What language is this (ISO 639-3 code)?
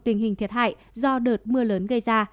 vie